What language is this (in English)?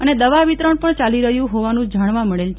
Gujarati